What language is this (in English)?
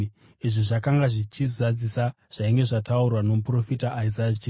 Shona